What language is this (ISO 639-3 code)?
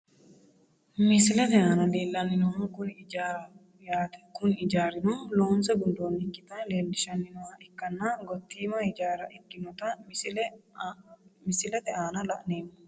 sid